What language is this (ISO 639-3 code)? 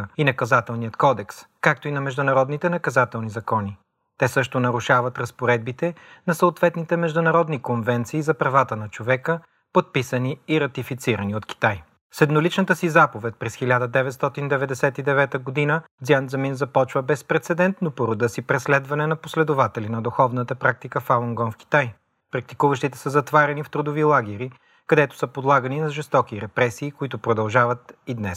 bul